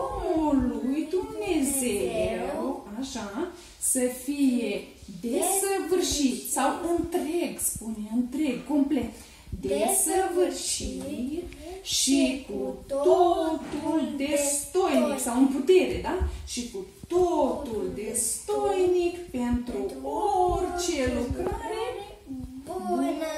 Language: Romanian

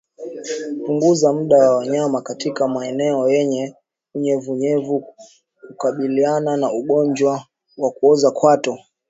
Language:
Swahili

